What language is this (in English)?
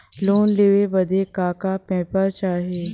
Bhojpuri